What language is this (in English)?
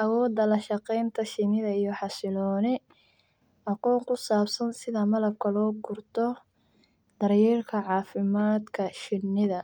Somali